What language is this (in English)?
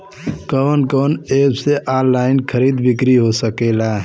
Bhojpuri